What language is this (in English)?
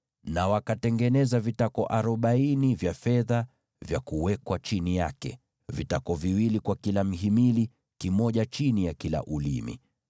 Swahili